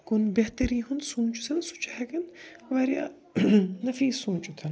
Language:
Kashmiri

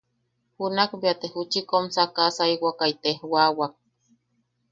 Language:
Yaqui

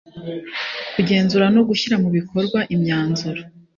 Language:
Kinyarwanda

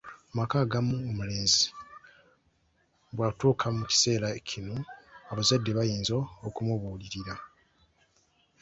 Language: Ganda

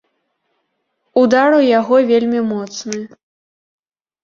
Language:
Belarusian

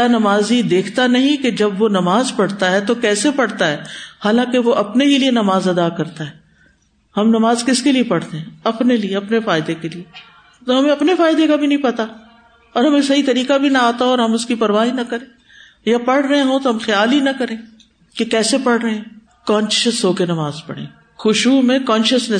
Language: Urdu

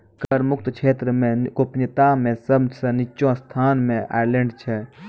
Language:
Maithili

